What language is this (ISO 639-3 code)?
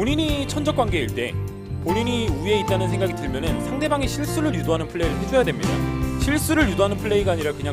kor